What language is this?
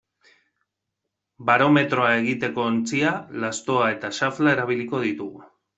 Basque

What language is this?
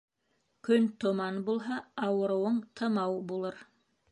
Bashkir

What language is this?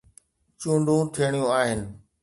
Sindhi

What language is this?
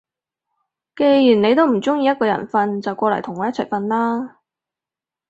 Cantonese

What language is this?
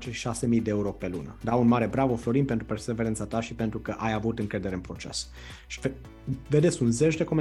Romanian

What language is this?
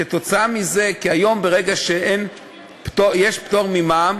Hebrew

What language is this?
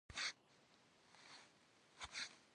Kabardian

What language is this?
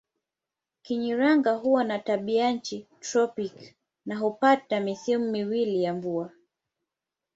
Swahili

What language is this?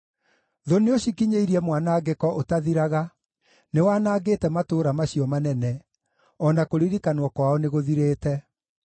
Kikuyu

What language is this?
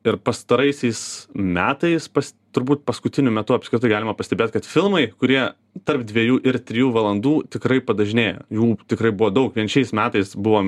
Lithuanian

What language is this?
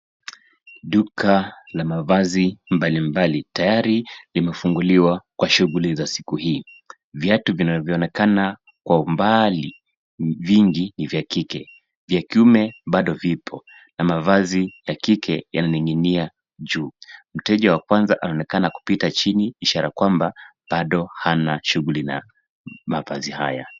Swahili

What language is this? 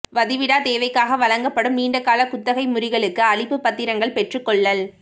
Tamil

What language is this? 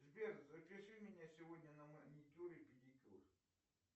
Russian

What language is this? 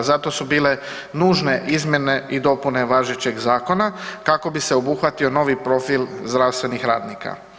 Croatian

